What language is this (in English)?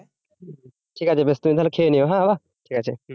Bangla